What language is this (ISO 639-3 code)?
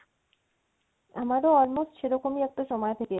ben